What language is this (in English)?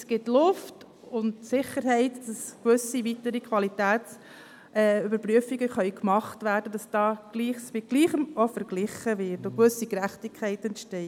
Swiss German